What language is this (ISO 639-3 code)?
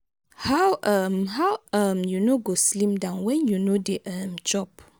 pcm